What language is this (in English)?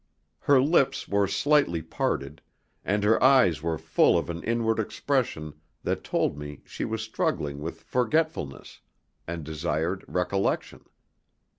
English